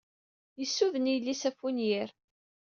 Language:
Kabyle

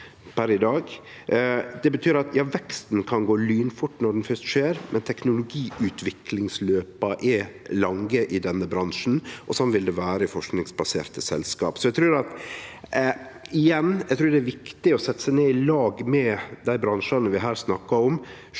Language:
Norwegian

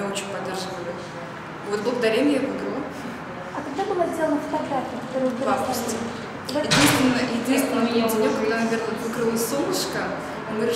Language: Russian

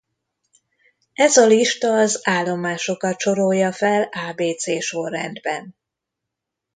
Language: Hungarian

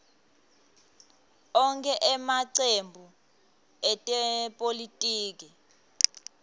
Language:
Swati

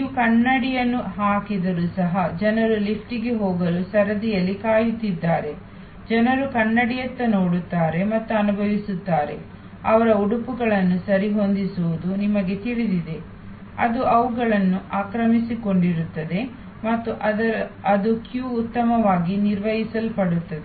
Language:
Kannada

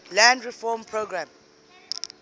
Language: English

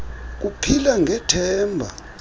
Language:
Xhosa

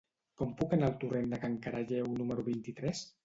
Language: Catalan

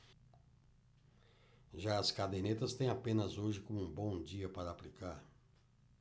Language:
Portuguese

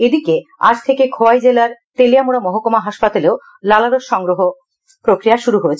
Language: Bangla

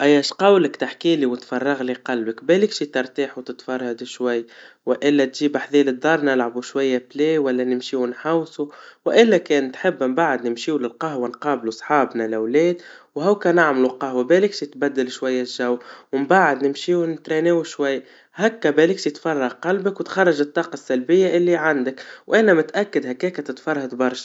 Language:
Tunisian Arabic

